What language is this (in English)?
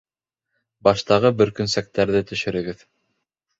Bashkir